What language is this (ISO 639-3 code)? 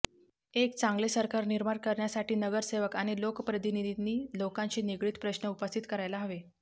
mar